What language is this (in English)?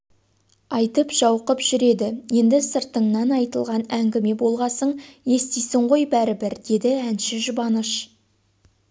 Kazakh